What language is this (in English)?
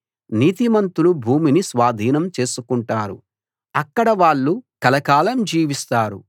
Telugu